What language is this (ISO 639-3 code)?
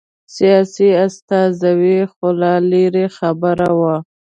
pus